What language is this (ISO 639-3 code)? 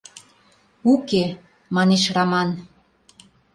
chm